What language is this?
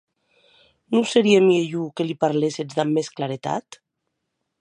Occitan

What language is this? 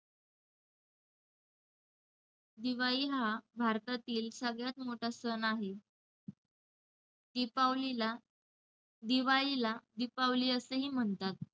Marathi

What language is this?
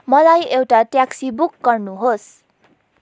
Nepali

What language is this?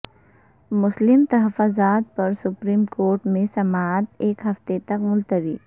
Urdu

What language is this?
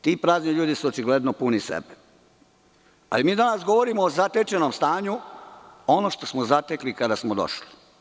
Serbian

